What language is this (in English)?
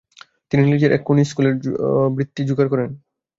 Bangla